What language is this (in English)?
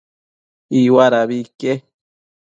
Matsés